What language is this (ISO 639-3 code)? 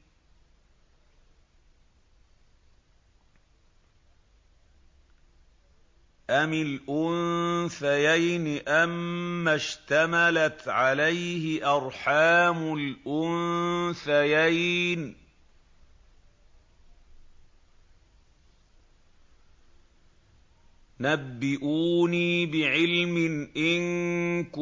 ara